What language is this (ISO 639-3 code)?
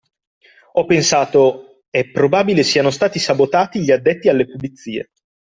ita